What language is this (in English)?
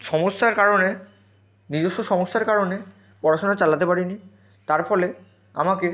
Bangla